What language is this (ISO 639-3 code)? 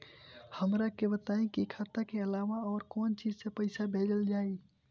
bho